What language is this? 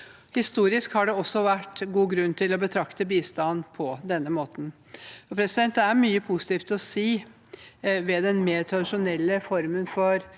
Norwegian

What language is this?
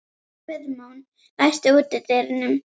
Icelandic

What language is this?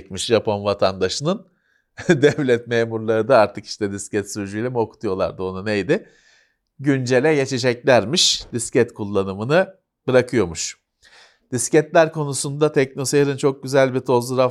Turkish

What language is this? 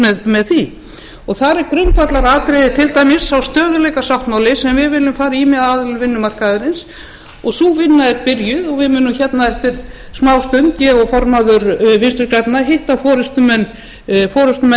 Icelandic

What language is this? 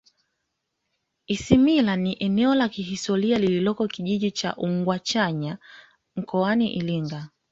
Swahili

